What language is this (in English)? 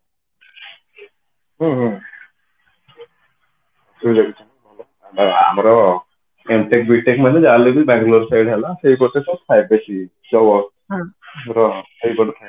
Odia